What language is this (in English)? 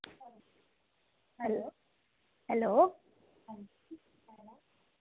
Dogri